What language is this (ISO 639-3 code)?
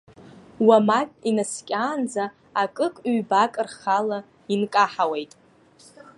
abk